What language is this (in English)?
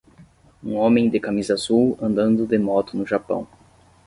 Portuguese